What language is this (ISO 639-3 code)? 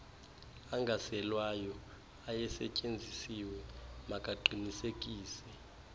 xho